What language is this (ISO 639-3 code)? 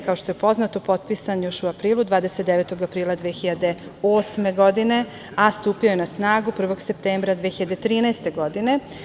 srp